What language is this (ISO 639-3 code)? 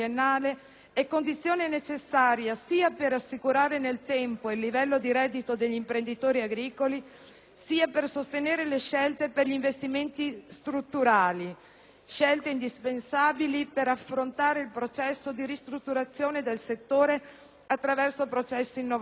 ita